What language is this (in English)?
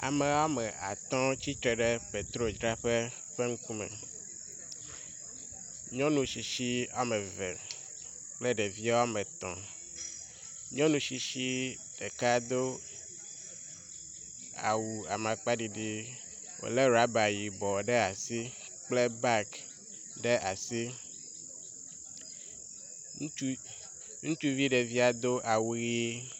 Ewe